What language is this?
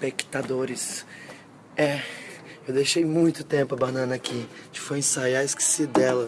Portuguese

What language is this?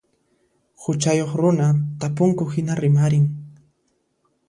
Puno Quechua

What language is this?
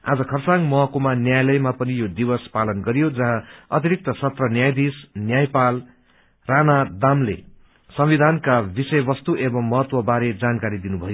Nepali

